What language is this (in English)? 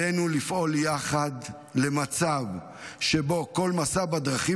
Hebrew